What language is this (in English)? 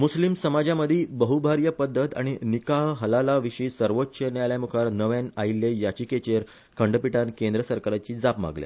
Konkani